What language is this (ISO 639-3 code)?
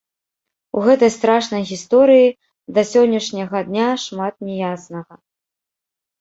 bel